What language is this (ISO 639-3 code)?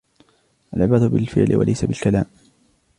ara